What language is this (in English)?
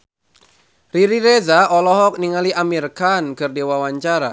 Sundanese